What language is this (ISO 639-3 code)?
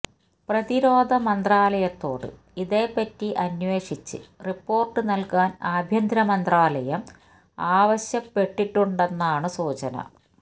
mal